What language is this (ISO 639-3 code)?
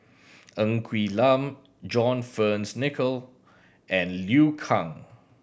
eng